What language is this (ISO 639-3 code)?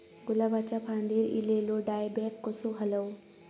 mar